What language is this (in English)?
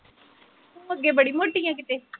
Punjabi